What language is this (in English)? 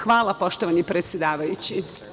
Serbian